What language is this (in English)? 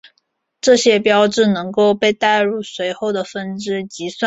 Chinese